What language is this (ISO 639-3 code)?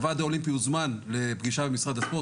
heb